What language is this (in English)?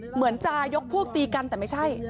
Thai